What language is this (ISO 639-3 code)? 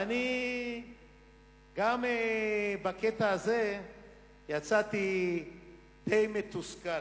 heb